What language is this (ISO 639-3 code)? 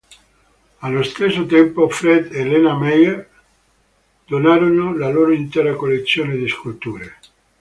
ita